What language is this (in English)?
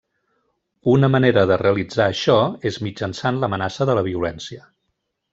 Catalan